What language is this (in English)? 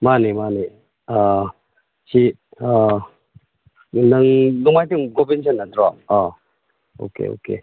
Manipuri